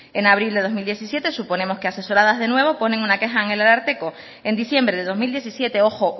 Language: Spanish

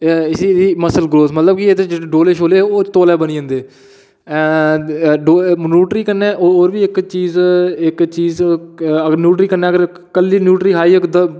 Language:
Dogri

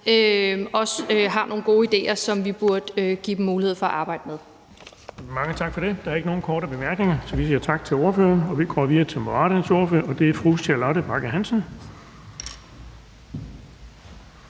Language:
Danish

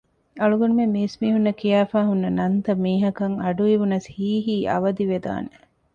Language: Divehi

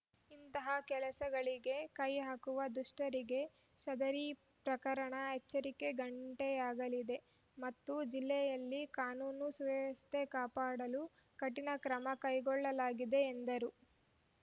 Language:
Kannada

